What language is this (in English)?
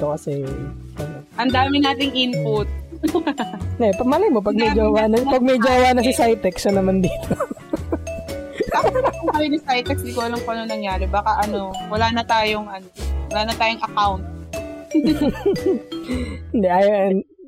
Filipino